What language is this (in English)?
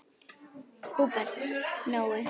Icelandic